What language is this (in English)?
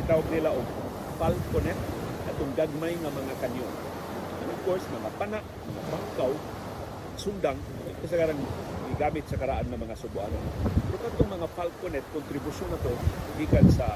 Filipino